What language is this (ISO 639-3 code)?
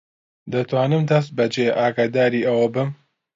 ckb